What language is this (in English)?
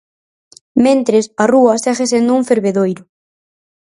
Galician